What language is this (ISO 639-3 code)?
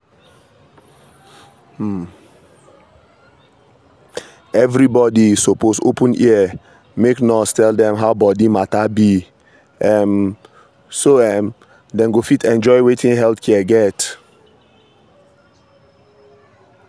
pcm